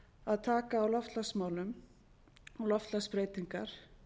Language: Icelandic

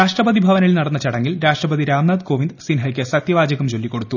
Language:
Malayalam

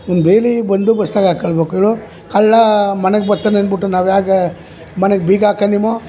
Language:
Kannada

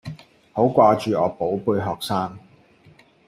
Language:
Cantonese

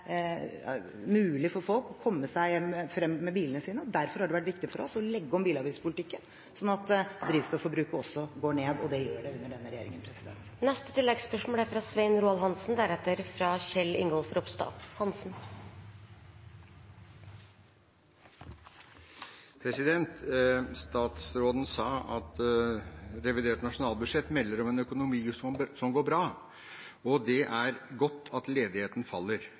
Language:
Norwegian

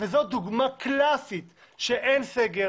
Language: Hebrew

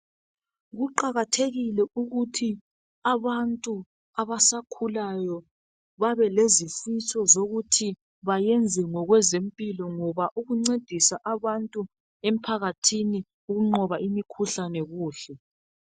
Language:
North Ndebele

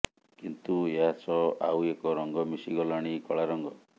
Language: Odia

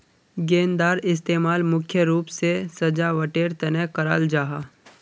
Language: Magahi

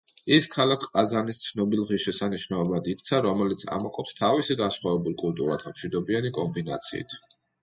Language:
Georgian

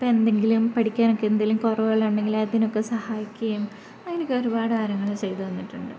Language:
Malayalam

